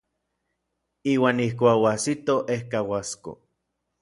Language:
Orizaba Nahuatl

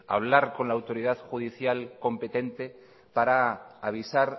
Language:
Spanish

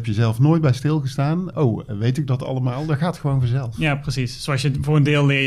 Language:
Dutch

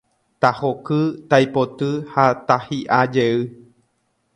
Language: Guarani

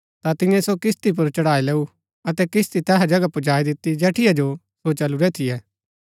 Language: Gaddi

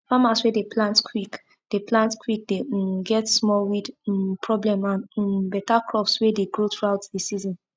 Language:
Nigerian Pidgin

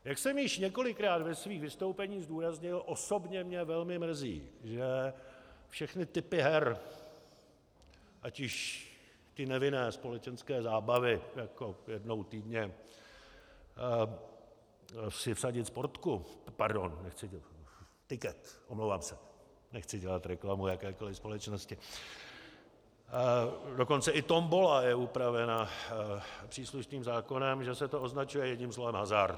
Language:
Czech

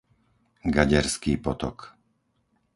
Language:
Slovak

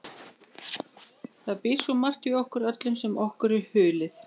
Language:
Icelandic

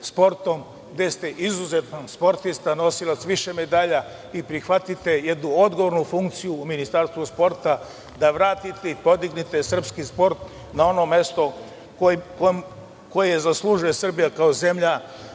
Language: Serbian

